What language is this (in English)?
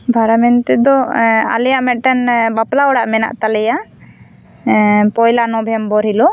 Santali